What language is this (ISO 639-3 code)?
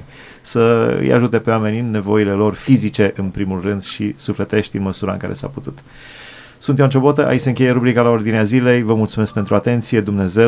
ron